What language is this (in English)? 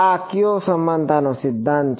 Gujarati